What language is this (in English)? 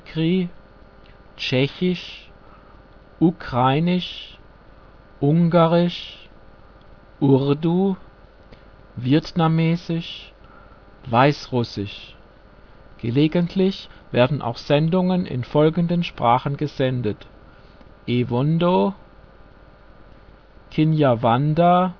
German